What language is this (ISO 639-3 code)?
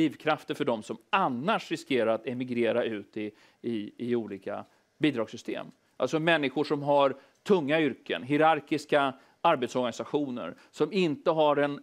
swe